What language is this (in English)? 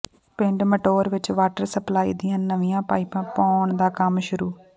Punjabi